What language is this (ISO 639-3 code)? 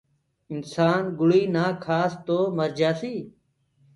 ggg